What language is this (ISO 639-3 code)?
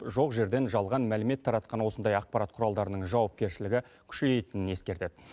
kaz